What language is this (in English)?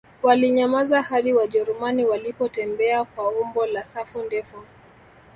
Swahili